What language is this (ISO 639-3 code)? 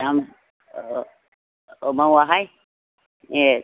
brx